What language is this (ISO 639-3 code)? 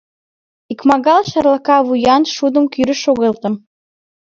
chm